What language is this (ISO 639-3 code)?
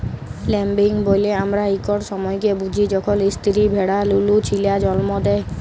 ben